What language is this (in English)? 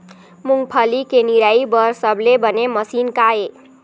Chhattisgarhi